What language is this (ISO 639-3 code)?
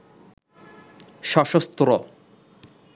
ben